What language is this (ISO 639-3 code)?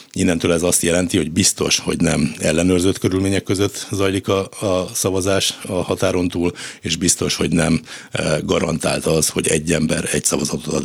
hun